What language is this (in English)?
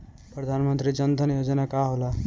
Bhojpuri